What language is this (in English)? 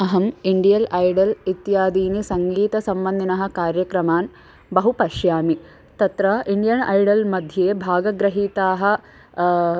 Sanskrit